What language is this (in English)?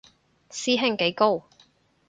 Cantonese